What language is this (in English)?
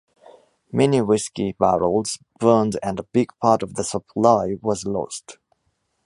English